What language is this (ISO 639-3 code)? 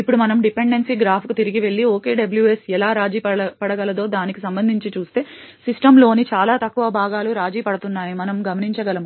tel